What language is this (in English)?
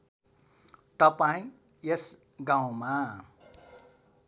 Nepali